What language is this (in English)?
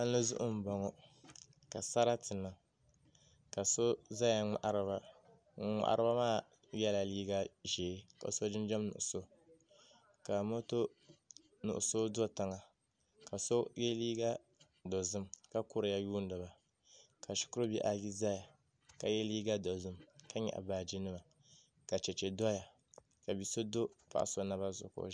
Dagbani